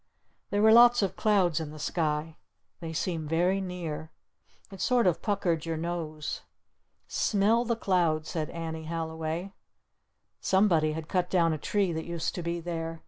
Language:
English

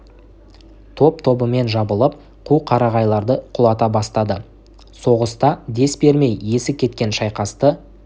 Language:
Kazakh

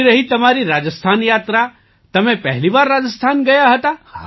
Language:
Gujarati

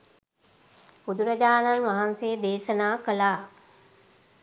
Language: Sinhala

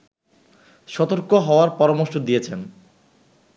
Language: Bangla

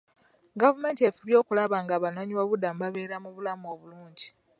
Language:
Ganda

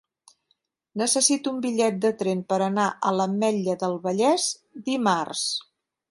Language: Catalan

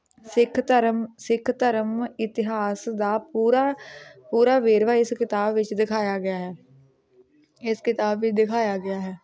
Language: Punjabi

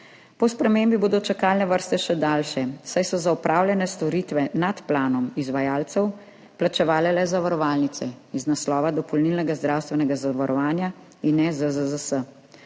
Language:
Slovenian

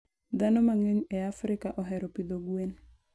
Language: Luo (Kenya and Tanzania)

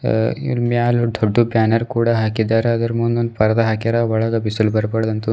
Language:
Kannada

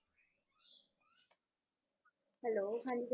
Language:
Punjabi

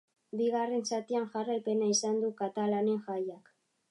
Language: Basque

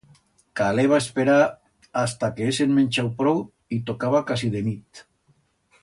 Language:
Aragonese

